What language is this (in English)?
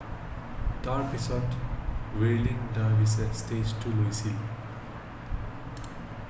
Assamese